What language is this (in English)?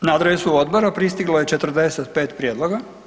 Croatian